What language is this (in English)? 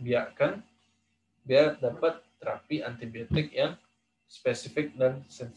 Indonesian